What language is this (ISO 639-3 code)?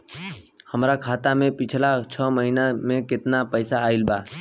bho